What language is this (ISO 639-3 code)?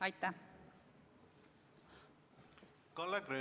est